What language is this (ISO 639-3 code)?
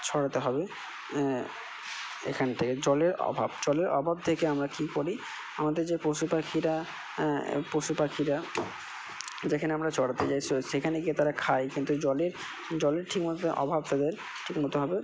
ben